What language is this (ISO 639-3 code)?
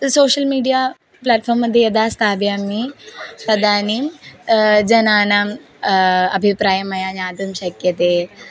san